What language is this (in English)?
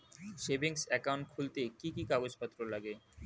Bangla